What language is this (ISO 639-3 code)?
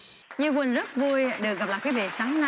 vie